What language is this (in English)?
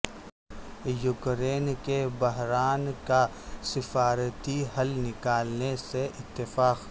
Urdu